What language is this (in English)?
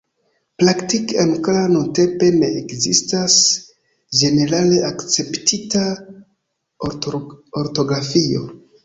Esperanto